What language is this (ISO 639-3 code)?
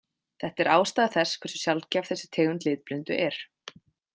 isl